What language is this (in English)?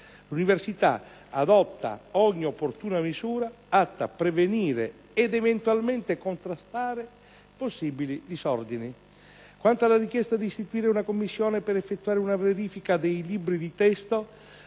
Italian